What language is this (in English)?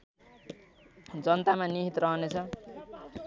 Nepali